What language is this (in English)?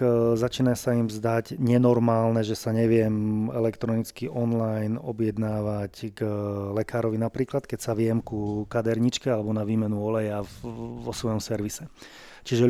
Slovak